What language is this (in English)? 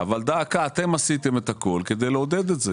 Hebrew